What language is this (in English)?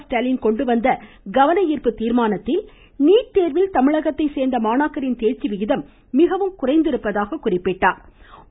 Tamil